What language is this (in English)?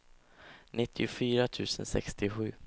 Swedish